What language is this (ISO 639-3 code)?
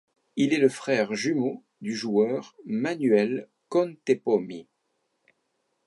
fra